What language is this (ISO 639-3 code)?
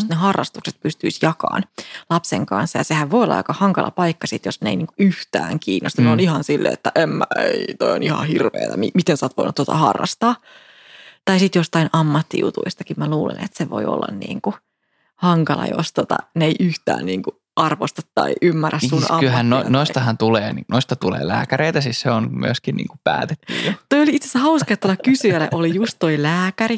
fin